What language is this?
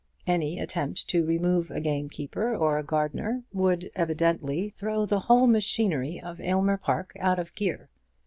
English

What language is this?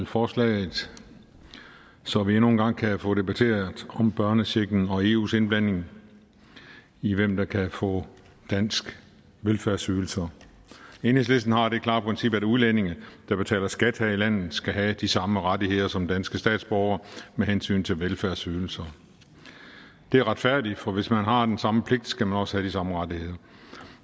Danish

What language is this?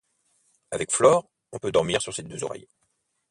French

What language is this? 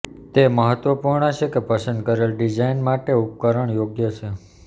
Gujarati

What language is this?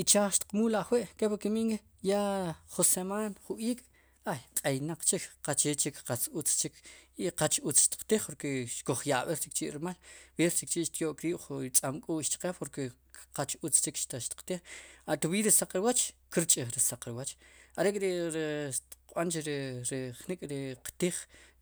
Sipacapense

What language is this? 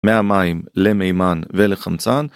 Hebrew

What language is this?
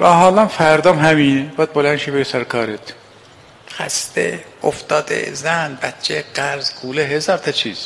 Persian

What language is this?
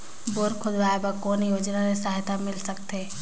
Chhattisgarhi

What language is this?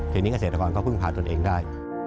Thai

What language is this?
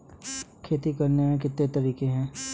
Hindi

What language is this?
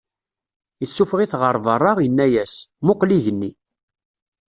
Kabyle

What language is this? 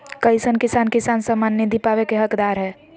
Magahi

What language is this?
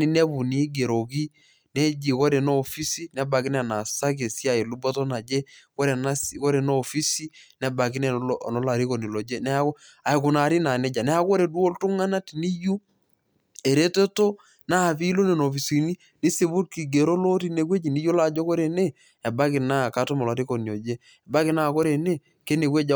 Masai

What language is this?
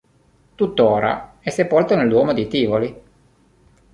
Italian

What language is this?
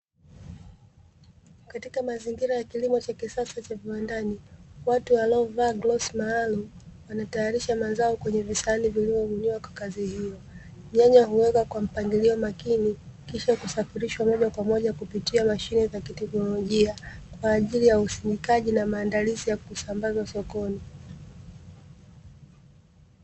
Swahili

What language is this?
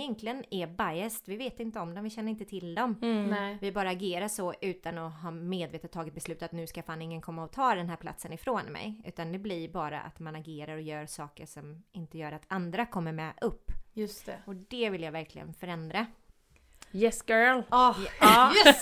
Swedish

